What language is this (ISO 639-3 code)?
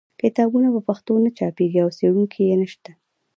pus